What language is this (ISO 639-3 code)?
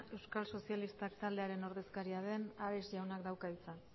eus